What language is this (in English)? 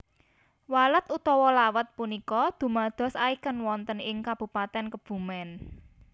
Javanese